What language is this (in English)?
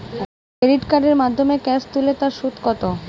Bangla